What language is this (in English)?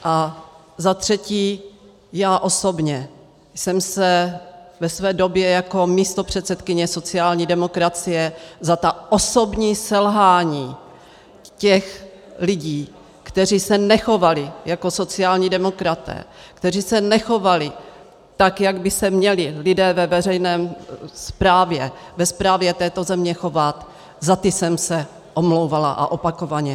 Czech